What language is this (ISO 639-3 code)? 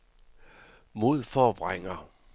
dan